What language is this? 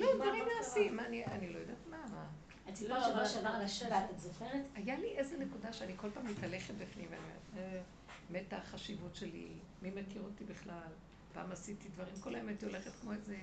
Hebrew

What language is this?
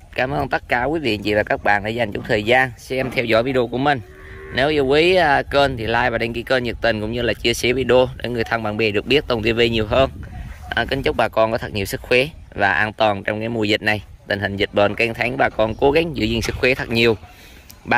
Vietnamese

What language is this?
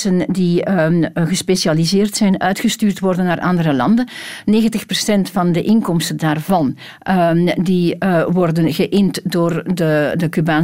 Dutch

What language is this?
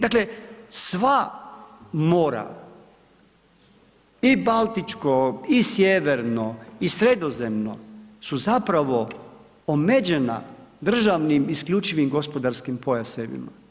Croatian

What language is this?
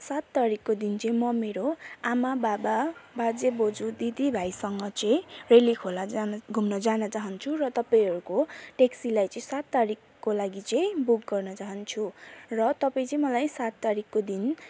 Nepali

